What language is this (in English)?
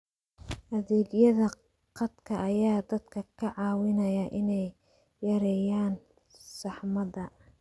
Somali